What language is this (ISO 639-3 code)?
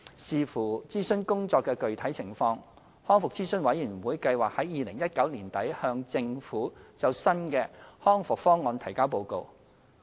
yue